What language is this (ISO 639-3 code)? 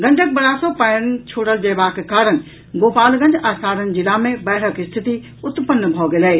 mai